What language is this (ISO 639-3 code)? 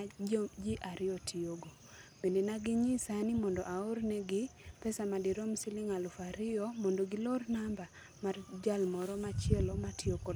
luo